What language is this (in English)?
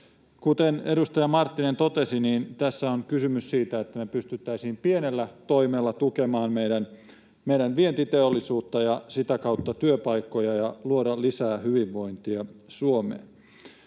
Finnish